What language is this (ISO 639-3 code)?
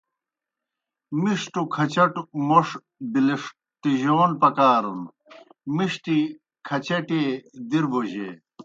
plk